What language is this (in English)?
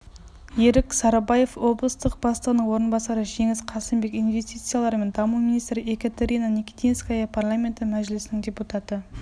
Kazakh